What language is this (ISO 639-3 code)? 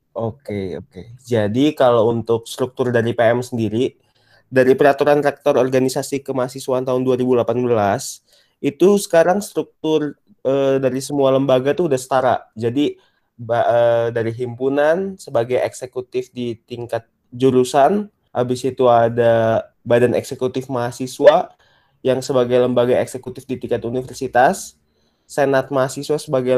ind